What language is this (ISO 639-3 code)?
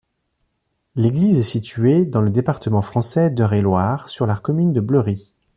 fra